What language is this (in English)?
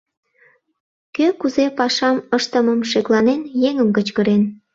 Mari